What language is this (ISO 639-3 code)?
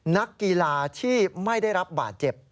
tha